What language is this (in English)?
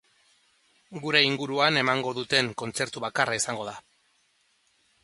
Basque